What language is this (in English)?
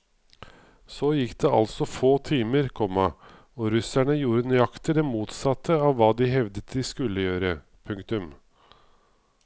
Norwegian